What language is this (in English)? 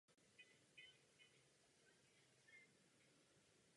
Czech